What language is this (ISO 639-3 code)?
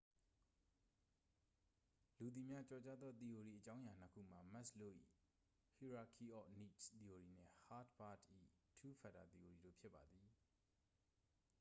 mya